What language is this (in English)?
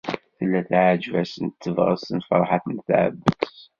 Kabyle